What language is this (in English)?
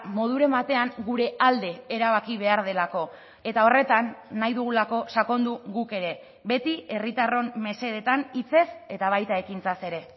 Basque